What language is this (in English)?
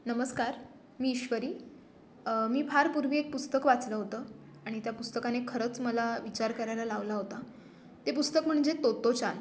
Marathi